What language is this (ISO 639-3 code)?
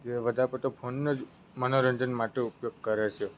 guj